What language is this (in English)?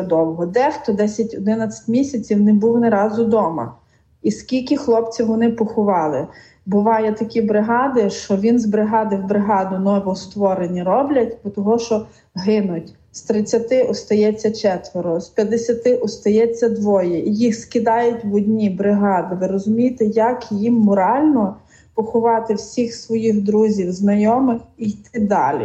Ukrainian